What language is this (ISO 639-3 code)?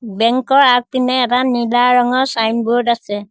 asm